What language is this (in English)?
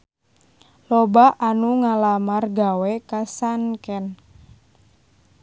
Sundanese